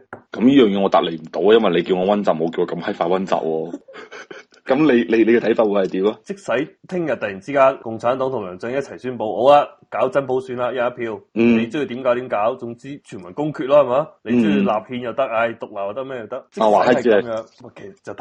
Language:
Chinese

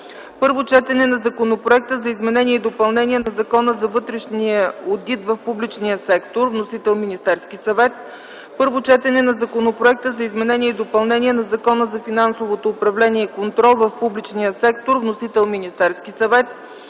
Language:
Bulgarian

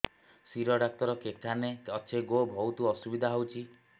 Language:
Odia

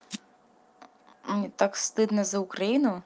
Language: Russian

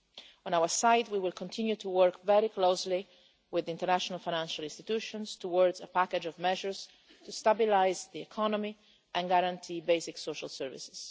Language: English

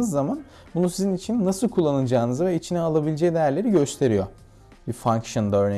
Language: Turkish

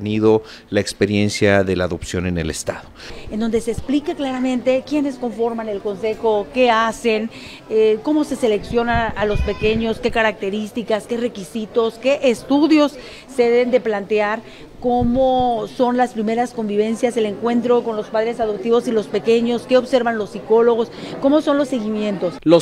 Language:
Spanish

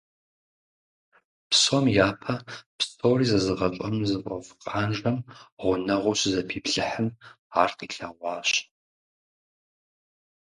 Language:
Kabardian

